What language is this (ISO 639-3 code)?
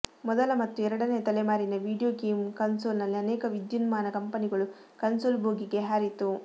kan